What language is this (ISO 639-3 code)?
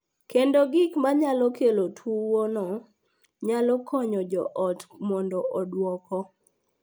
luo